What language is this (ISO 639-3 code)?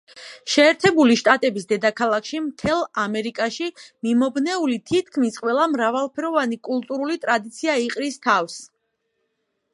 kat